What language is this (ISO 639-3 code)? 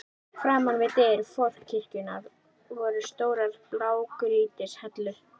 isl